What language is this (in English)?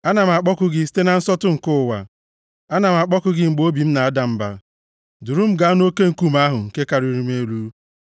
Igbo